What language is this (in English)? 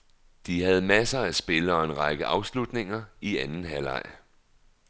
Danish